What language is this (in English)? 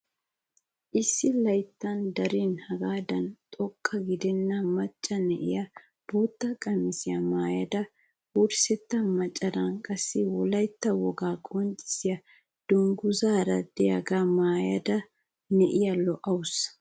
Wolaytta